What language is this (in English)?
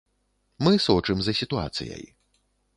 Belarusian